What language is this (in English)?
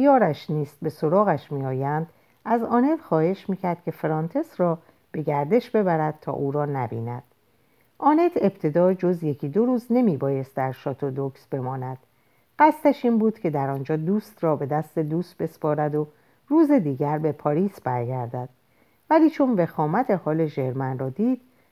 Persian